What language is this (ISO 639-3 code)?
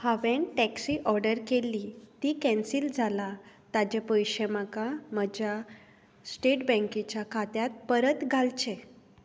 kok